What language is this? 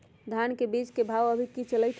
Magahi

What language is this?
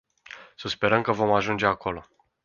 Romanian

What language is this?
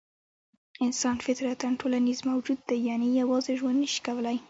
Pashto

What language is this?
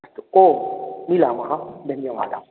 Sanskrit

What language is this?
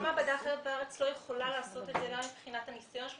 Hebrew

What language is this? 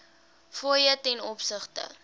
Afrikaans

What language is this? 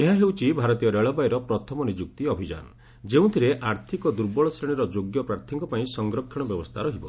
Odia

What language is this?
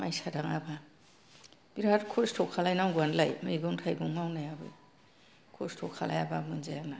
Bodo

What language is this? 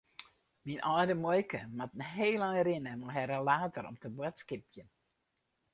Western Frisian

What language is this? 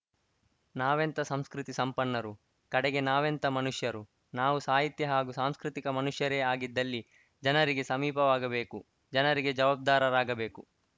Kannada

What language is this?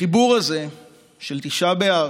Hebrew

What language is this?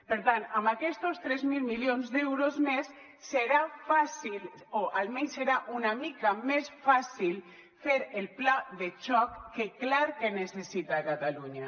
Catalan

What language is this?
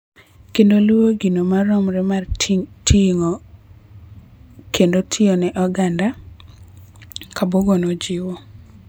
Luo (Kenya and Tanzania)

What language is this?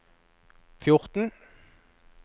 Norwegian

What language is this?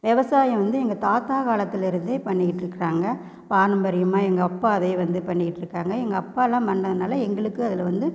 Tamil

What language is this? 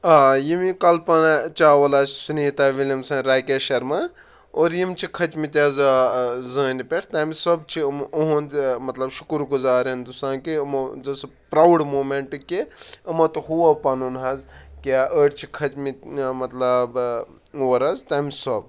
Kashmiri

